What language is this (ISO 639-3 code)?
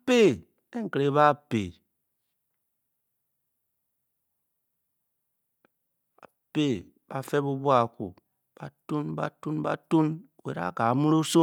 bky